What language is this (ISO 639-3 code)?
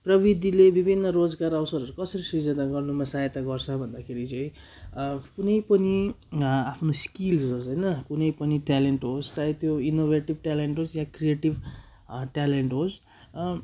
nep